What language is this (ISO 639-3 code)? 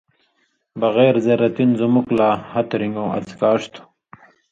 mvy